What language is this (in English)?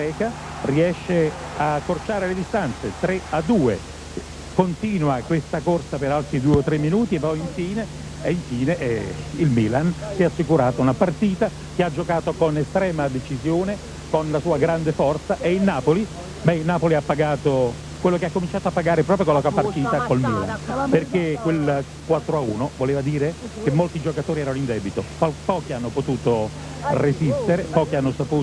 Italian